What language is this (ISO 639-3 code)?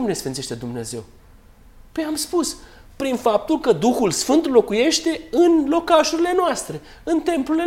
ron